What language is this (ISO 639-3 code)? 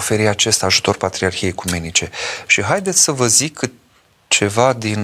ron